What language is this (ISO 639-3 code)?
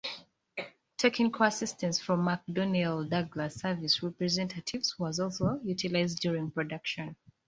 eng